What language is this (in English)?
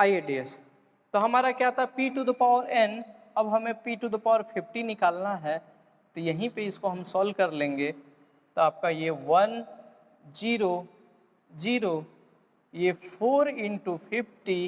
Hindi